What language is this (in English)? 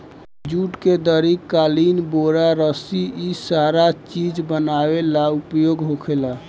Bhojpuri